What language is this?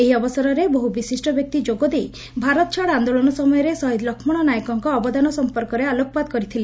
Odia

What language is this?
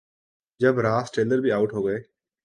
Urdu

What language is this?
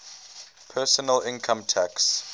English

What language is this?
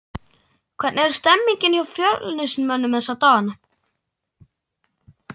Icelandic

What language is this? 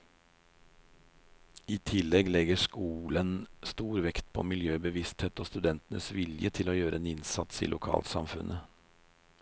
Norwegian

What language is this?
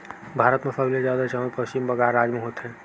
Chhattisgarhi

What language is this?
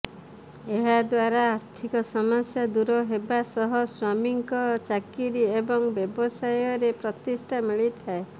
Odia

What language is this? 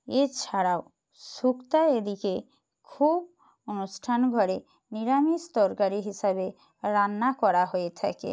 Bangla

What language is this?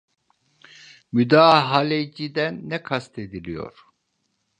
Turkish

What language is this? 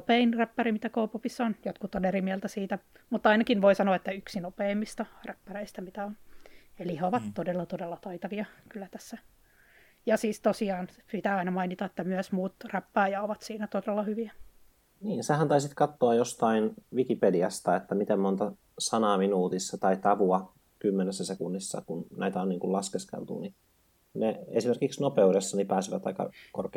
Finnish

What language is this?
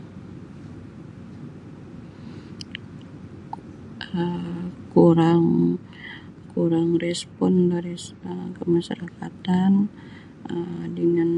Sabah Malay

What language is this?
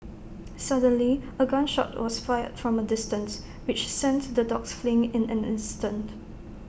English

